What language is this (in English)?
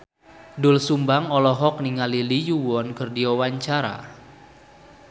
Sundanese